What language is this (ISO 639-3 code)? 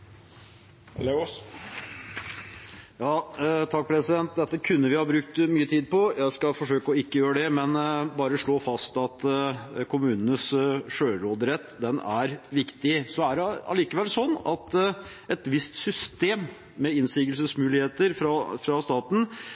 nor